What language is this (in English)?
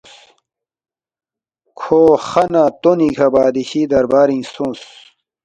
Balti